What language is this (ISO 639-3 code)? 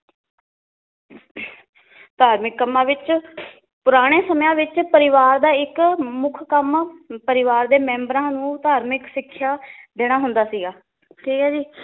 pan